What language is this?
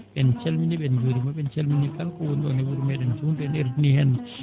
Fula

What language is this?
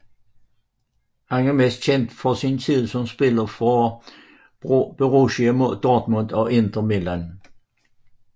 Danish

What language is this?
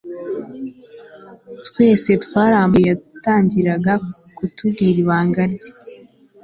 Kinyarwanda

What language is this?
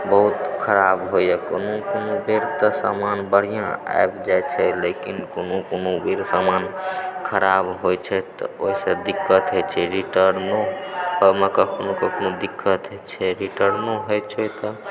Maithili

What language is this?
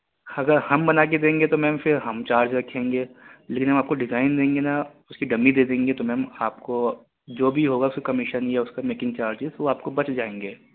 Urdu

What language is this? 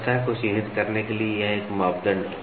Hindi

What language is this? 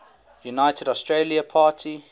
English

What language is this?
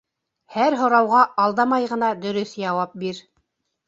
Bashkir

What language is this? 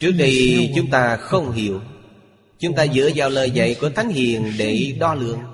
Vietnamese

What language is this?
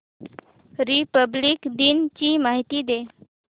Marathi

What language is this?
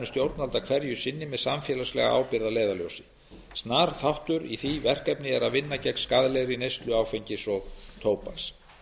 Icelandic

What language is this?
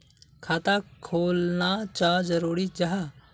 Magahi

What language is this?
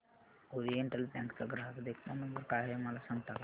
Marathi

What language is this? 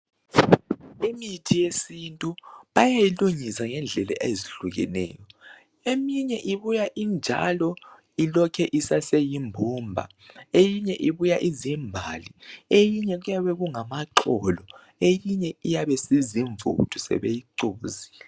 North Ndebele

